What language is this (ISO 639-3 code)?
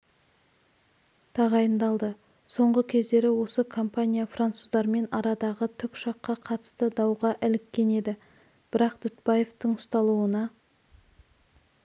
kaz